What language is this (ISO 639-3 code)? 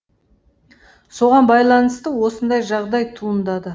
kaz